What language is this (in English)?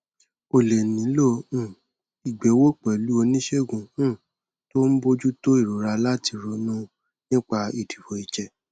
Yoruba